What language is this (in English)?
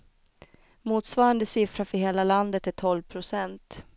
Swedish